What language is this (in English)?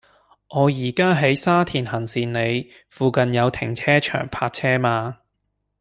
Cantonese